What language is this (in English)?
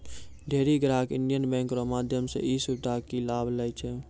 Maithili